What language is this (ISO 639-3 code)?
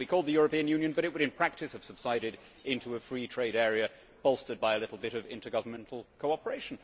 eng